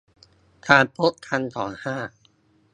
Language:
Thai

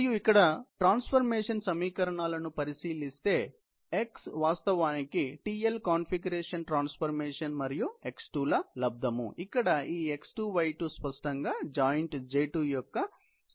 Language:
Telugu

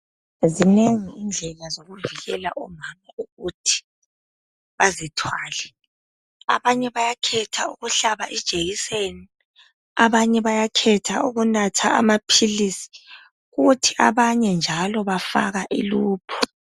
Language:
North Ndebele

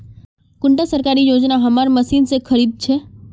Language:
Magahi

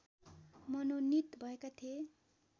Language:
Nepali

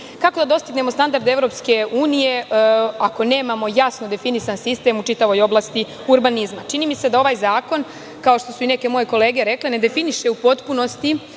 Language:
Serbian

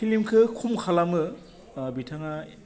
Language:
Bodo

